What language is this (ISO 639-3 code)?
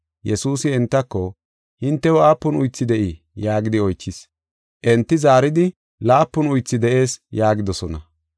gof